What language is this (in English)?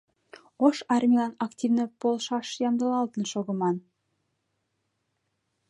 Mari